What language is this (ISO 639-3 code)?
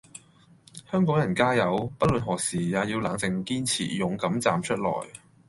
yue